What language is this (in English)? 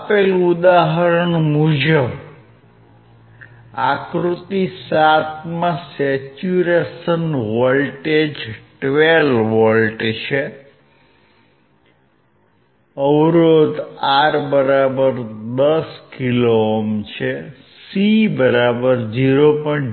Gujarati